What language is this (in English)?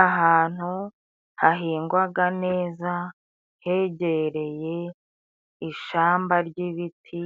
Kinyarwanda